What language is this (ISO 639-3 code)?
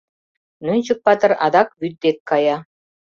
chm